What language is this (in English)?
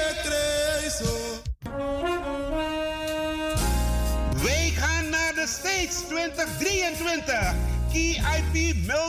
Dutch